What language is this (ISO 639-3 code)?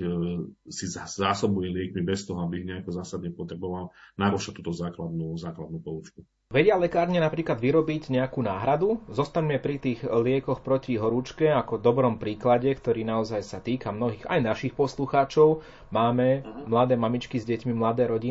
slk